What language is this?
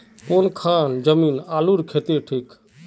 Magahi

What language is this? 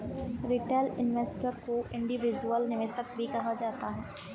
Hindi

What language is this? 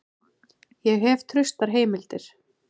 Icelandic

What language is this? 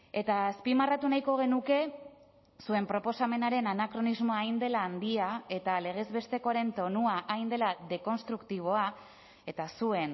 Basque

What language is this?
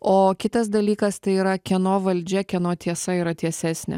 Lithuanian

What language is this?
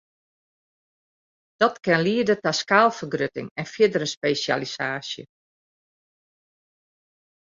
Western Frisian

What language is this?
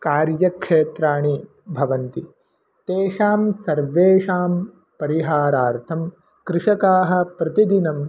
Sanskrit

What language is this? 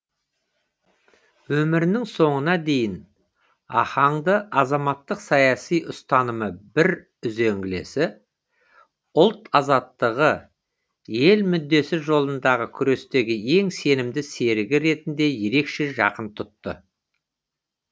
Kazakh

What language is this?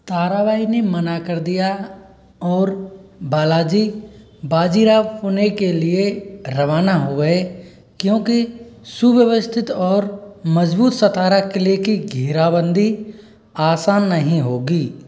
Hindi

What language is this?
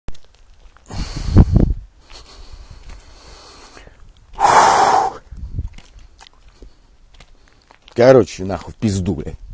Russian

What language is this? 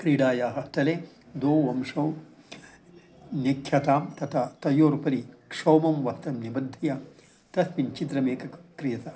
Sanskrit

